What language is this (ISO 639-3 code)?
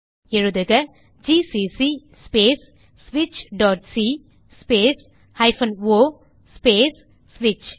tam